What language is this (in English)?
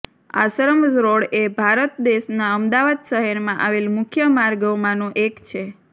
Gujarati